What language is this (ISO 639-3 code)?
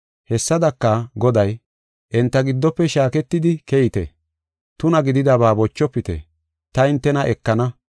gof